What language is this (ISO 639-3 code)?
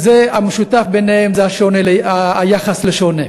heb